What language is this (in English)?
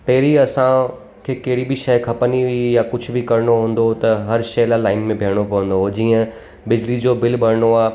Sindhi